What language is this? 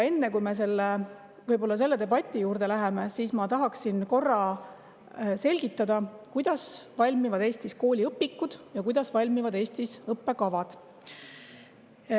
Estonian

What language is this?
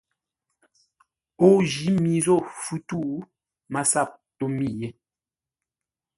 Ngombale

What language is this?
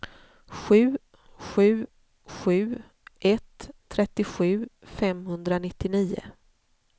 Swedish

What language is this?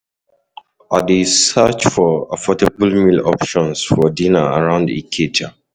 Nigerian Pidgin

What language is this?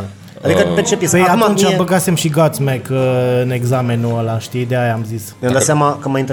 Romanian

